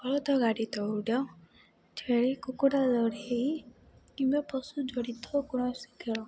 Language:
Odia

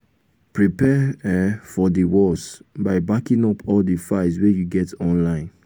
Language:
Nigerian Pidgin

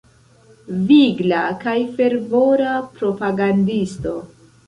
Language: Esperanto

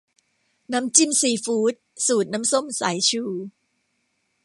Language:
Thai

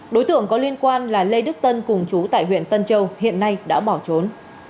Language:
Vietnamese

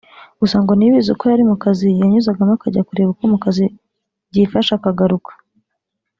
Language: Kinyarwanda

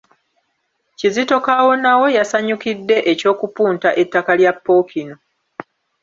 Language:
Ganda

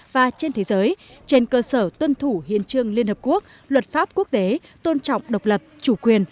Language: Vietnamese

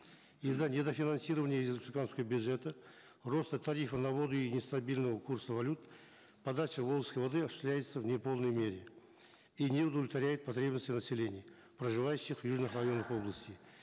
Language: Kazakh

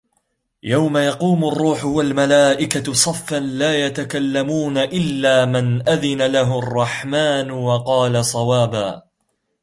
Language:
Arabic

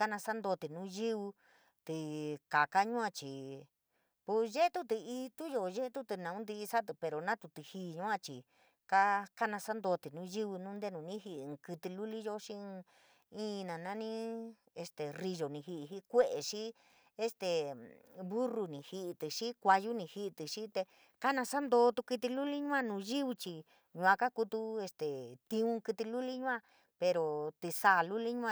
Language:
San Miguel El Grande Mixtec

